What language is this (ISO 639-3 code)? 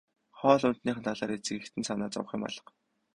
mon